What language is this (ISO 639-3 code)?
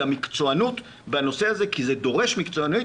heb